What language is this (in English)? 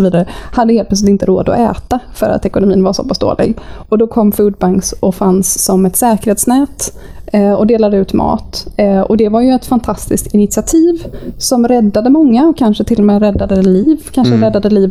Swedish